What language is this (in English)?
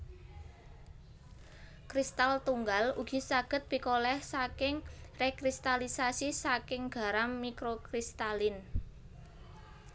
Javanese